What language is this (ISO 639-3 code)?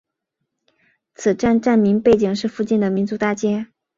zho